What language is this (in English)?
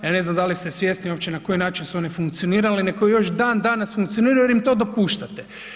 Croatian